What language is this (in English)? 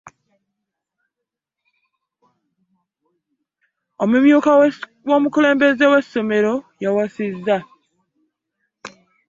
Ganda